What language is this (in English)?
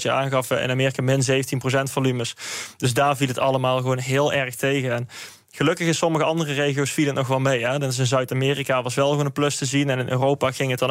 Dutch